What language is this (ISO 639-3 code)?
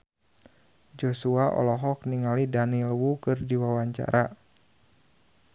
sun